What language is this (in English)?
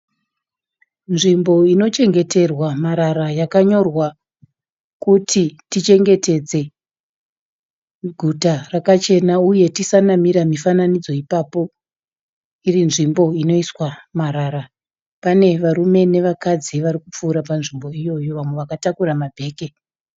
Shona